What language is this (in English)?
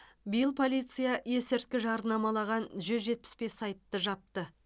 Kazakh